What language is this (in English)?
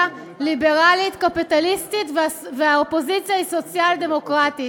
Hebrew